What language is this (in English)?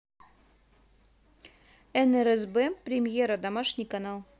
Russian